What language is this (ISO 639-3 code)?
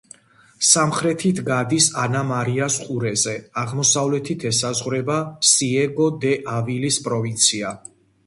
kat